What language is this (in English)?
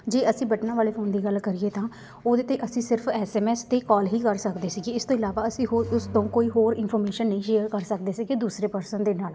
Punjabi